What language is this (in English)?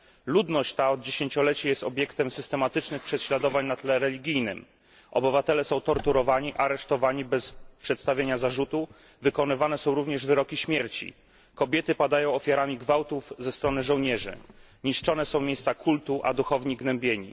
Polish